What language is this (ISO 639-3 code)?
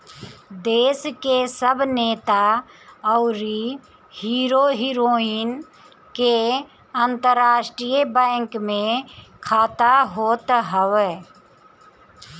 bho